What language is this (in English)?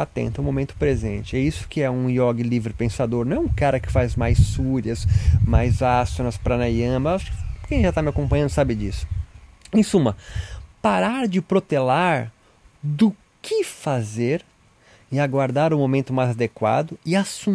Portuguese